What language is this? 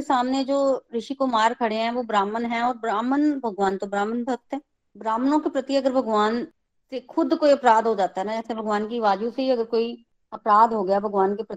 Hindi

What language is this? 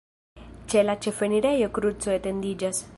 Esperanto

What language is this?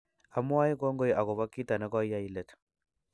Kalenjin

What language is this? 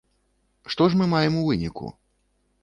Belarusian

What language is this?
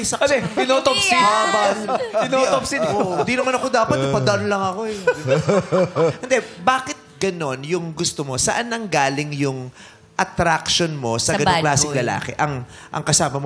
Filipino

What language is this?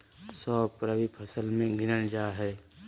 Magahi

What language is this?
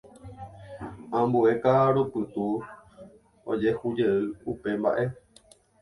Guarani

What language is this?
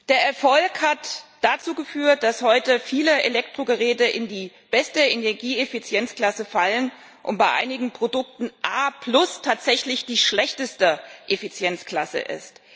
German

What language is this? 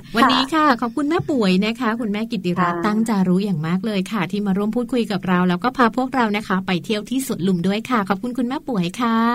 Thai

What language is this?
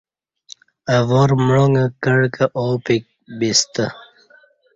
Kati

